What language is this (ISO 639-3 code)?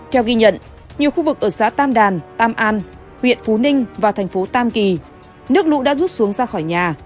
vie